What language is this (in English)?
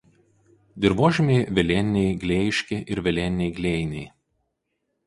Lithuanian